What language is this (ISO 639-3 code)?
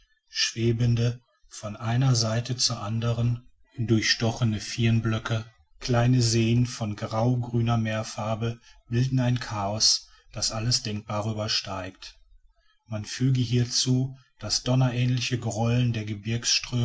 deu